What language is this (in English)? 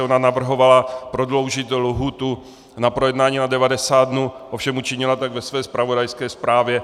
Czech